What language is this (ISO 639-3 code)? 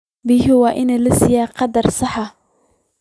som